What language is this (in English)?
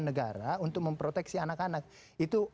Indonesian